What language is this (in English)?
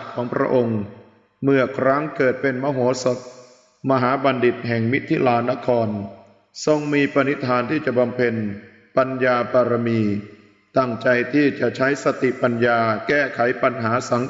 Thai